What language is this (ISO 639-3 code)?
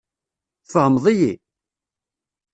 kab